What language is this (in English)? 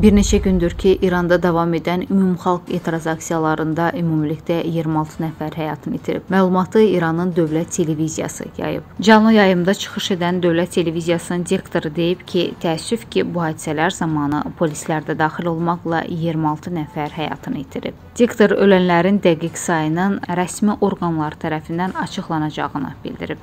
Turkish